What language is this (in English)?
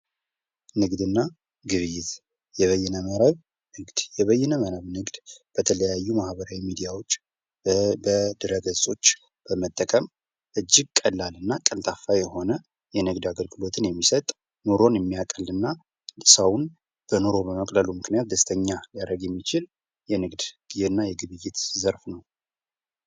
Amharic